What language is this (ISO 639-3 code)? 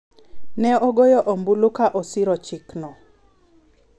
luo